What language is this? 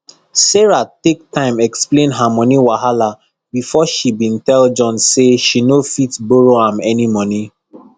Nigerian Pidgin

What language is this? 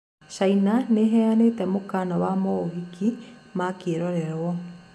Kikuyu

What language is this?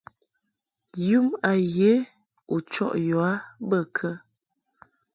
Mungaka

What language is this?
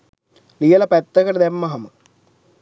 Sinhala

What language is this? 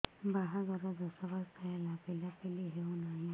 Odia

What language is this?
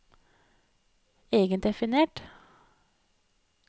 Norwegian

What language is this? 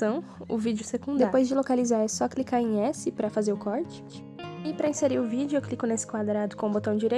Portuguese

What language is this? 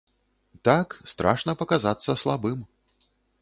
Belarusian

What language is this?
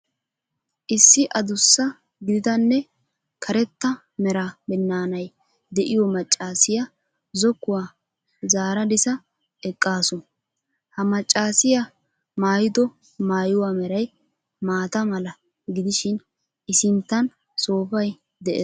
Wolaytta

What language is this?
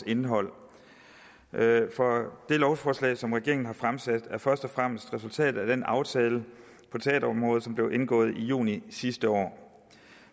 Danish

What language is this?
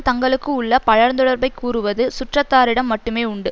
Tamil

